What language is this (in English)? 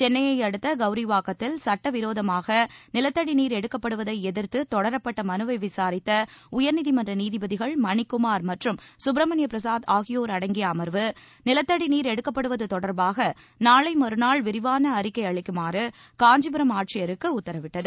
Tamil